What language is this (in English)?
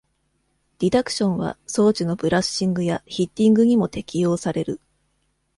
Japanese